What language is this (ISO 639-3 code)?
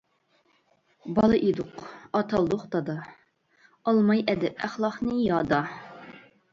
uig